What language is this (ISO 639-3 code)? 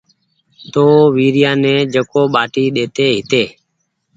gig